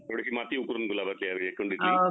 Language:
Marathi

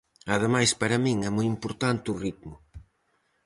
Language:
Galician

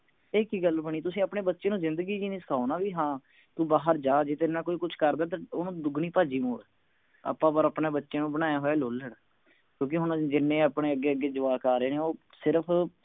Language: Punjabi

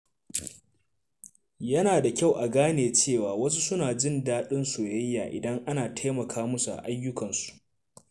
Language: Hausa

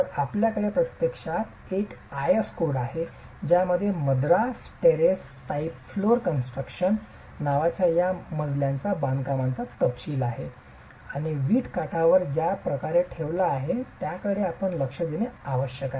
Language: Marathi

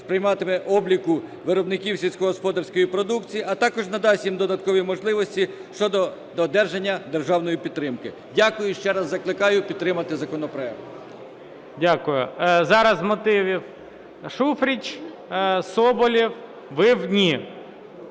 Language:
Ukrainian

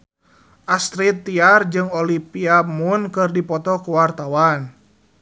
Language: Sundanese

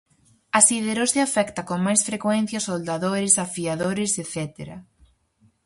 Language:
Galician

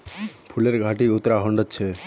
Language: Magahi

